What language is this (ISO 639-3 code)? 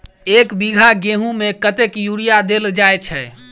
mai